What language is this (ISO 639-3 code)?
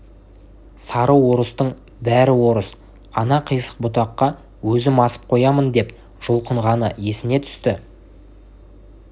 kaz